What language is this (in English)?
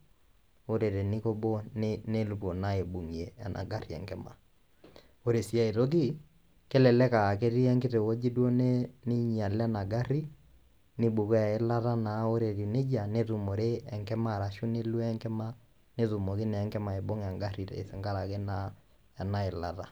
Masai